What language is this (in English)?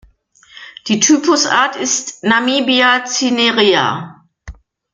German